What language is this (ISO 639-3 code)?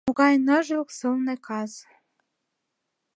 chm